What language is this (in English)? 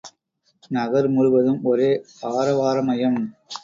Tamil